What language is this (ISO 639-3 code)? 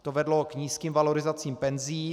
ces